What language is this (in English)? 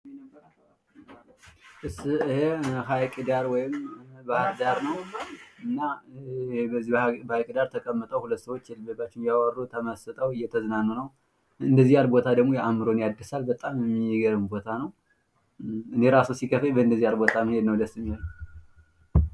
Amharic